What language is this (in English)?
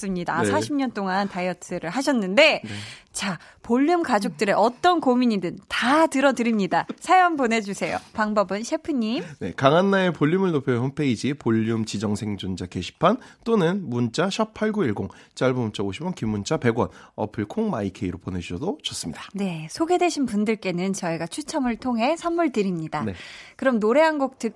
Korean